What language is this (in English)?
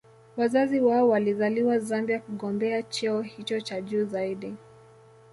Swahili